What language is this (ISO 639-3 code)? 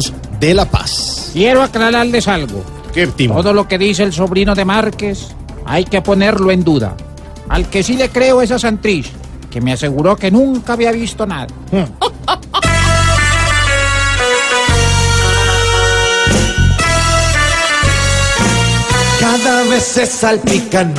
spa